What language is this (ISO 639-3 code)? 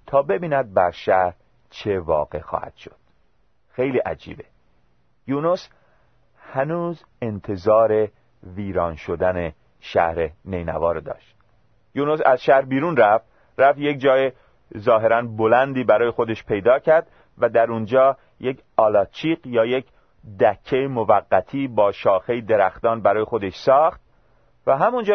fas